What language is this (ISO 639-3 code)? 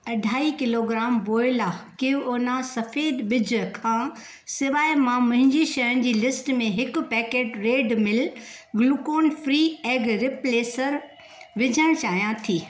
snd